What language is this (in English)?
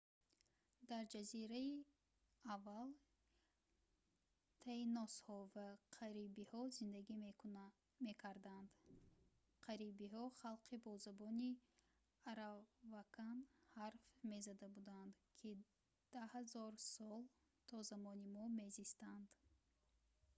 Tajik